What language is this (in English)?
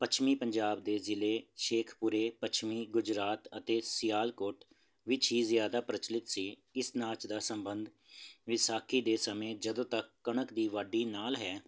Punjabi